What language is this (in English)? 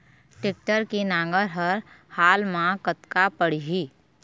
Chhattisgarhi